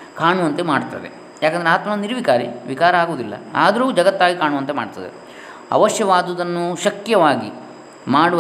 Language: Kannada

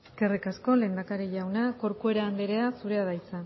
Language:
Basque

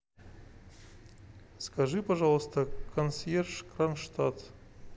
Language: Russian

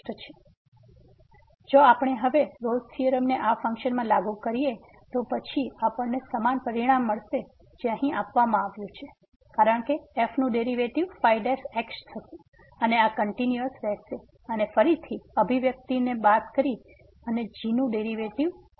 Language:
Gujarati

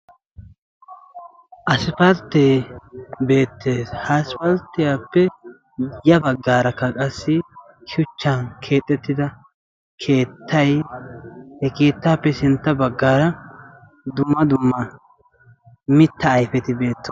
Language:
Wolaytta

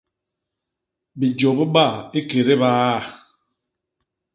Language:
Basaa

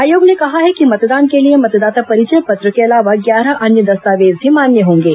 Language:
Hindi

